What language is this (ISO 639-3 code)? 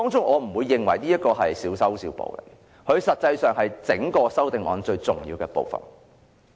yue